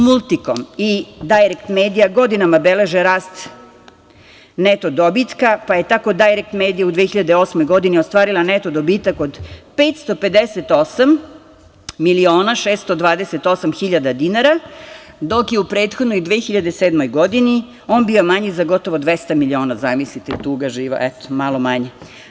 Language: Serbian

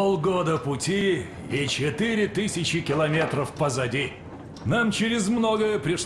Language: Russian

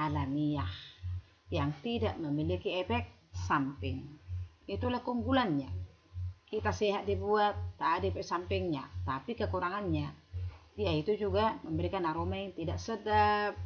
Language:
Indonesian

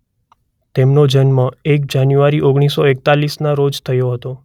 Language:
Gujarati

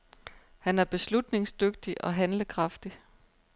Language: Danish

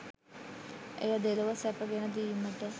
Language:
Sinhala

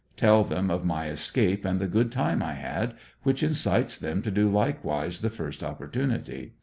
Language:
English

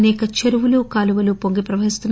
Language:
Telugu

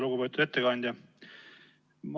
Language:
Estonian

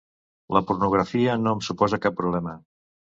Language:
Catalan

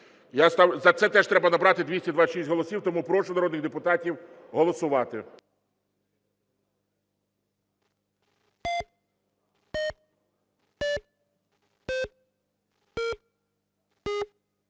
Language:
Ukrainian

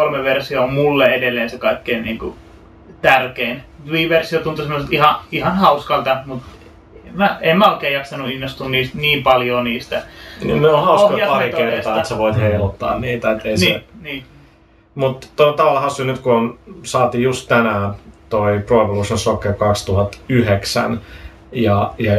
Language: Finnish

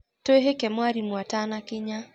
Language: Kikuyu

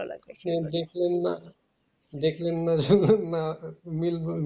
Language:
Bangla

